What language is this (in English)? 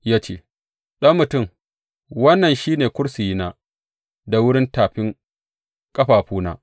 Hausa